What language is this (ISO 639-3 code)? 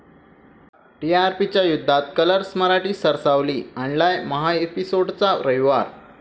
mar